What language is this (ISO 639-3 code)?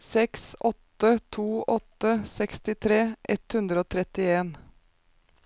nor